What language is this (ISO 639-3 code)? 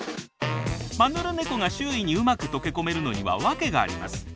jpn